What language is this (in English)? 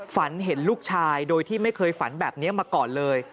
Thai